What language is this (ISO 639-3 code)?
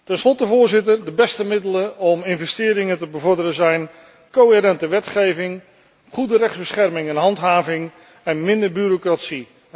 nld